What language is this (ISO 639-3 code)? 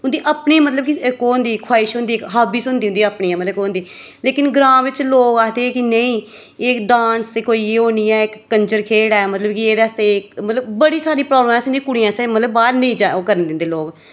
doi